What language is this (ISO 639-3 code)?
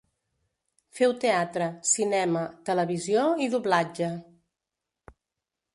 cat